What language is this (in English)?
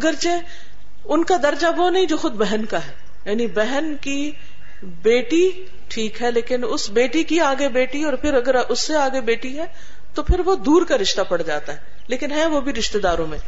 Urdu